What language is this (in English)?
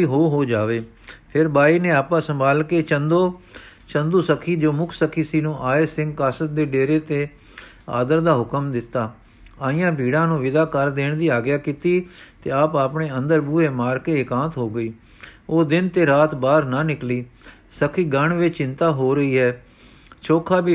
Punjabi